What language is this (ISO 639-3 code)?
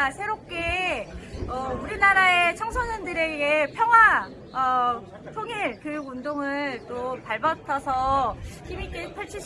kor